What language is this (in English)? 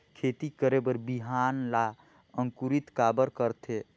Chhattisgarhi